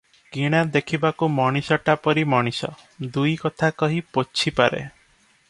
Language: Odia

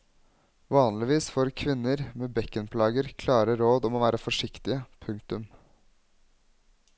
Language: Norwegian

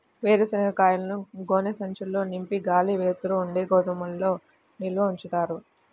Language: Telugu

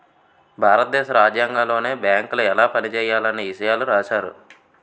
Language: Telugu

